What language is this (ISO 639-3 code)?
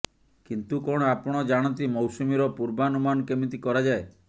ori